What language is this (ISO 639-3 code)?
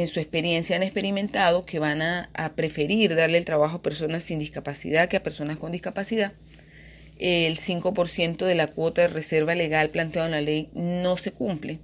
spa